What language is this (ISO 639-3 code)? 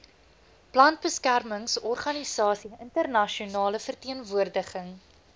afr